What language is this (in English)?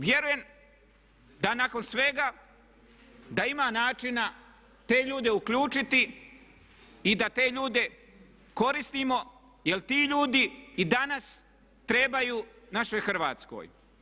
Croatian